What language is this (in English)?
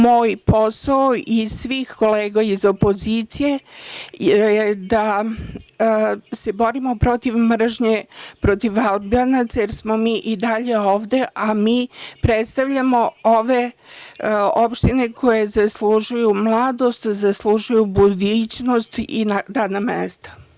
Serbian